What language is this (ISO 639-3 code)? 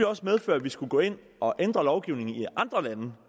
dan